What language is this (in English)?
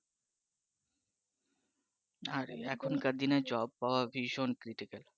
Bangla